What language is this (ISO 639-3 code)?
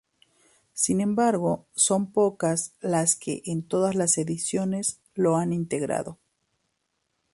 spa